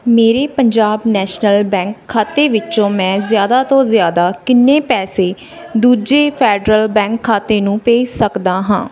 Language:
Punjabi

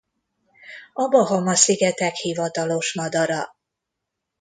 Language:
Hungarian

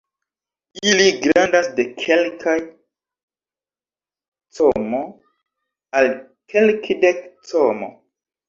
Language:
Esperanto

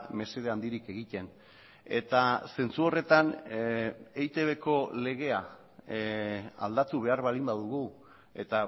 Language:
Basque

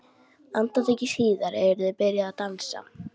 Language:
Icelandic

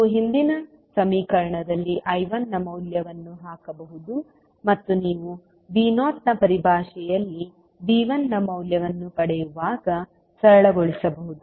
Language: Kannada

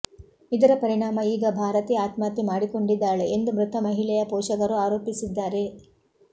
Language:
Kannada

